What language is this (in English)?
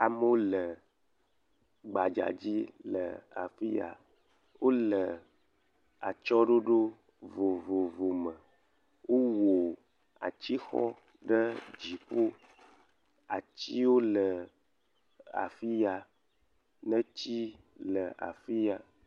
Ewe